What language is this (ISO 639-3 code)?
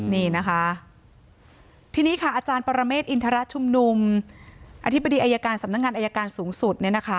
tha